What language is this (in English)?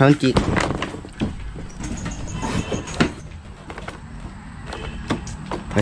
Filipino